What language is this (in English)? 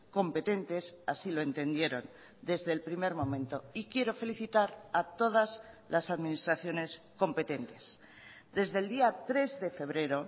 Spanish